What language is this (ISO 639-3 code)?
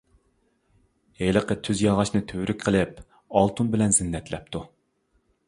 uig